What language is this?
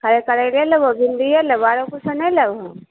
Maithili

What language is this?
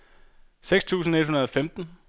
Danish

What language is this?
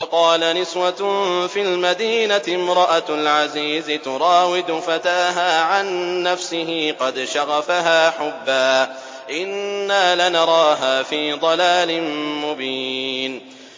Arabic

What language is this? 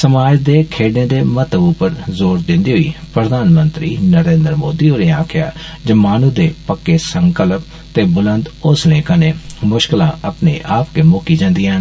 Dogri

